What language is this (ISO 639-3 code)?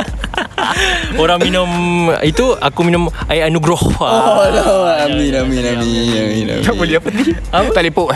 msa